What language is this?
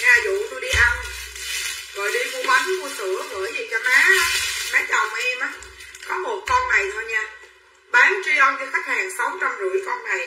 Vietnamese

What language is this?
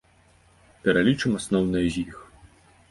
Belarusian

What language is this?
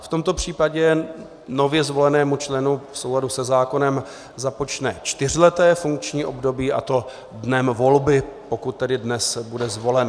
Czech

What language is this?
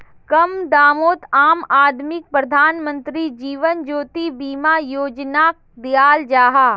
Magahi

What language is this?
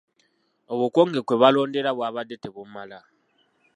Ganda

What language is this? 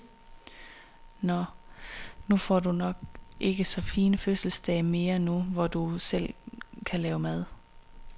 Danish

